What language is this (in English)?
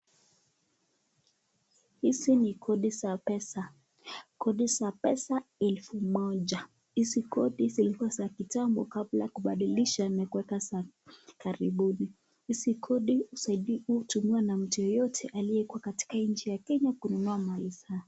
Swahili